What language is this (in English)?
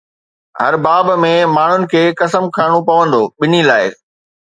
Sindhi